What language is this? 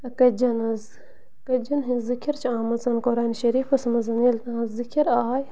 Kashmiri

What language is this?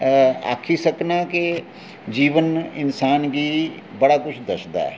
Dogri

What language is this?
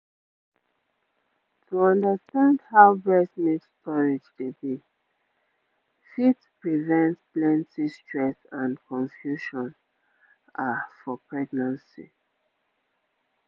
Nigerian Pidgin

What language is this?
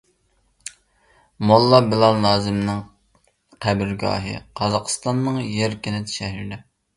Uyghur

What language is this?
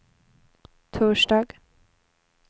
Swedish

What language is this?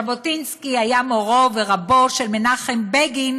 Hebrew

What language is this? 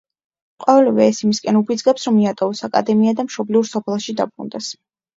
Georgian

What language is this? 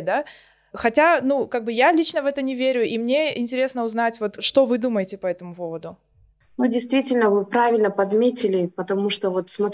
Russian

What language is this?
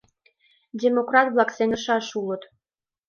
Mari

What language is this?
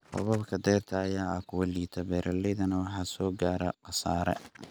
Somali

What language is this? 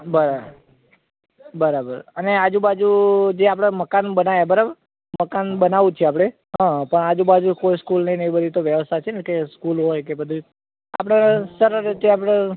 Gujarati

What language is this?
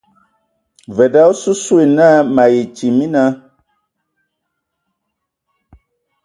Ewondo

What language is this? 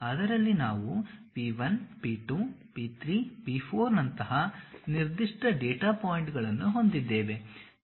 Kannada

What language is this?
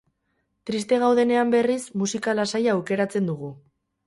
Basque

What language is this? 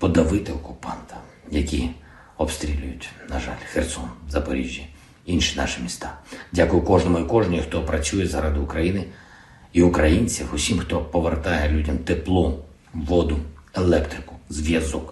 Ukrainian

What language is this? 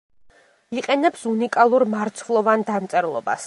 Georgian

